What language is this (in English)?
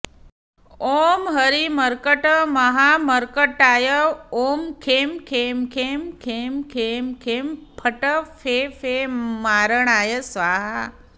Sanskrit